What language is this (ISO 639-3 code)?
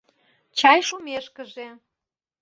chm